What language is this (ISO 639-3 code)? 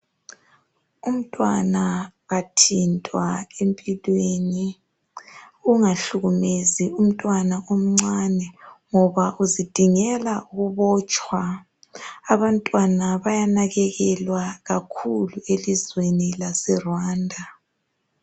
nde